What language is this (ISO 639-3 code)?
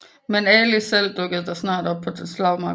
dan